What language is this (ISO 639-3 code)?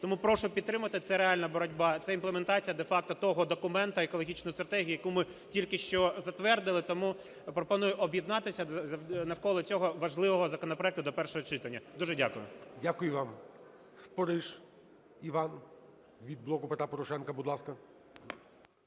ukr